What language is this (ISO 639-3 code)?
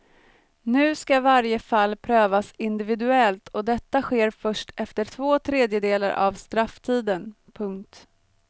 swe